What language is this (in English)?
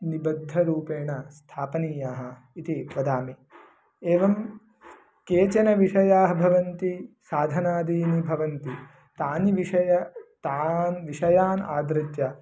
Sanskrit